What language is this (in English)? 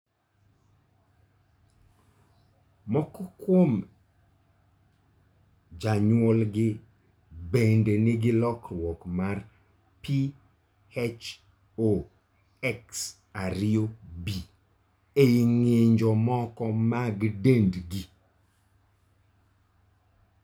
Luo (Kenya and Tanzania)